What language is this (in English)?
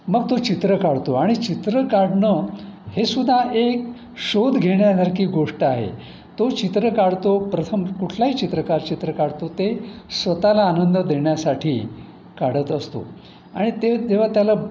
Marathi